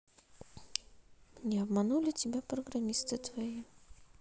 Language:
Russian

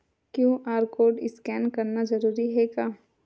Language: Chhattisgarhi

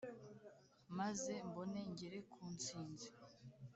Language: Kinyarwanda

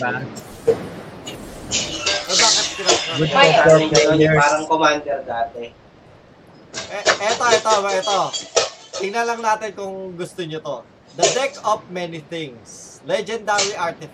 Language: Filipino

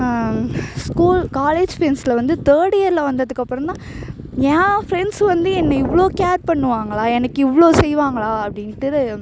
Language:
Tamil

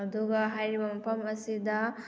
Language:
Manipuri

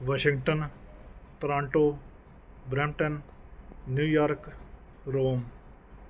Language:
Punjabi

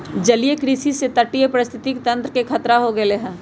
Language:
Magahi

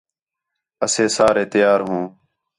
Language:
Khetrani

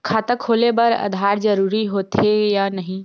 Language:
Chhattisgarhi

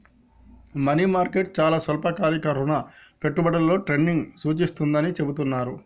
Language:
Telugu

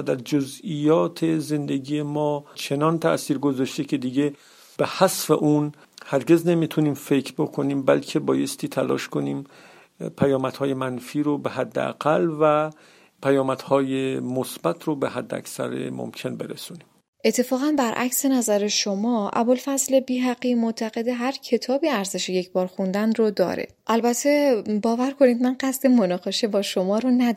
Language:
Persian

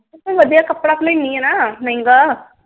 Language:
Punjabi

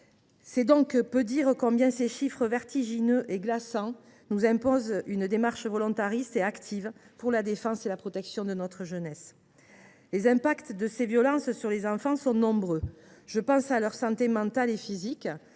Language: French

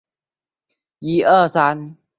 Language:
Chinese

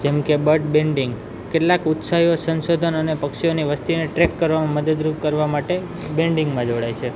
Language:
Gujarati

